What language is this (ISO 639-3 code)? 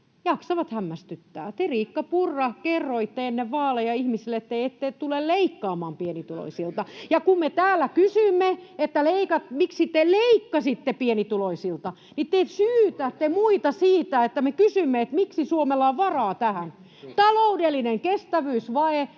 fin